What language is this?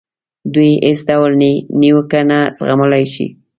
Pashto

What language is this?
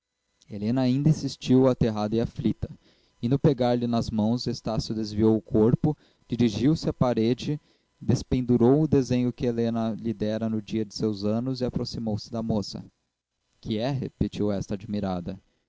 Portuguese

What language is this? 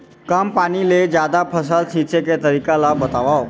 Chhattisgarhi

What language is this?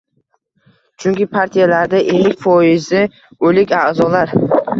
Uzbek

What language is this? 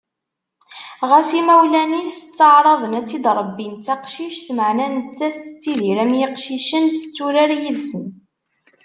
Kabyle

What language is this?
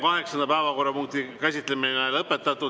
Estonian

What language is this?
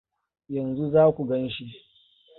Hausa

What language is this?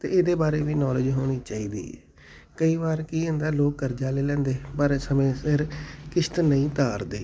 Punjabi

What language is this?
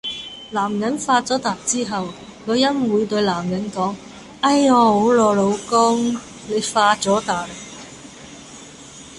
Cantonese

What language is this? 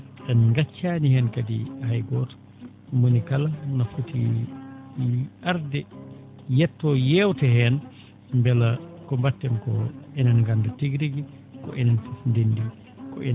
Fula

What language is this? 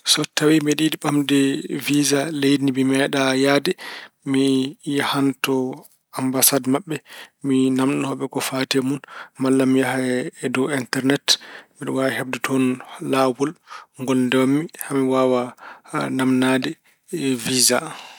Fula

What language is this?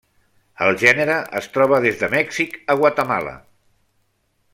Catalan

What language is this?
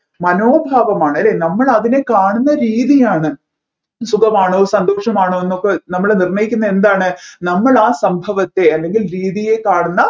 Malayalam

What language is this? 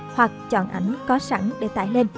Vietnamese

